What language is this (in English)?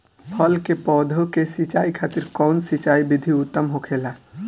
Bhojpuri